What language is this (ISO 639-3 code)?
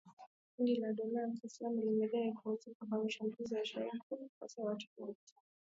swa